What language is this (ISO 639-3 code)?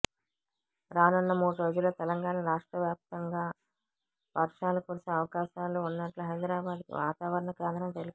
tel